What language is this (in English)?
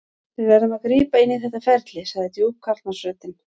Icelandic